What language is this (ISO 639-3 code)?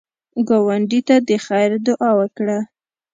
pus